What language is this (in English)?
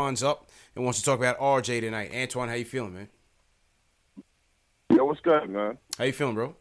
English